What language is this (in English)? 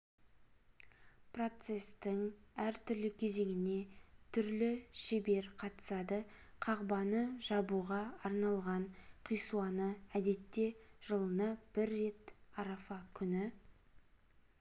Kazakh